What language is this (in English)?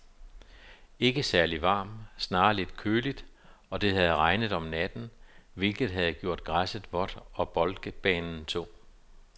Danish